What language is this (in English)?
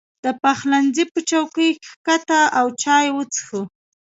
Pashto